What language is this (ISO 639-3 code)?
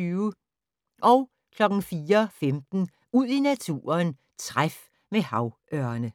dan